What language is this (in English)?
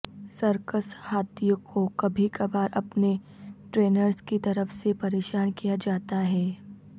Urdu